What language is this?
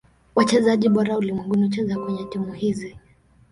Swahili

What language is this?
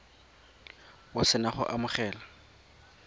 Tswana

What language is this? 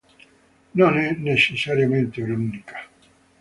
Italian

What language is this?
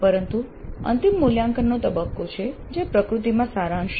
Gujarati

